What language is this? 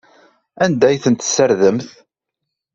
Kabyle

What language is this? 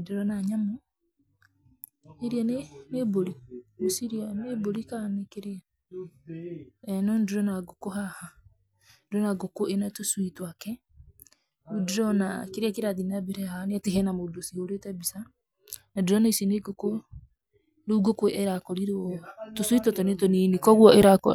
Kikuyu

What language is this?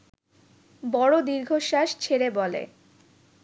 Bangla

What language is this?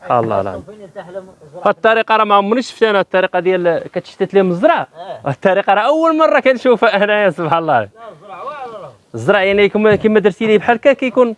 Arabic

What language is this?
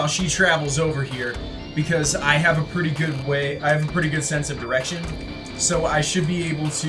English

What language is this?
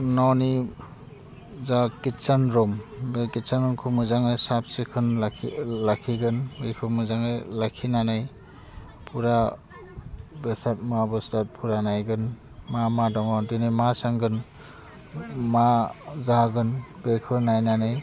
Bodo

